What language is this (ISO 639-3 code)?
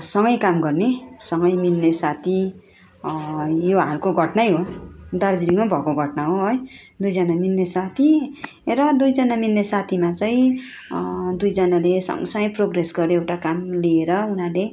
nep